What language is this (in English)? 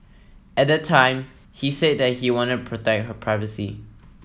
English